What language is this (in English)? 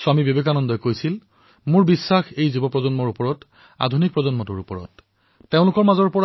Assamese